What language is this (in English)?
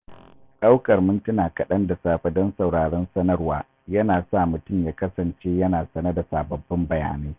Hausa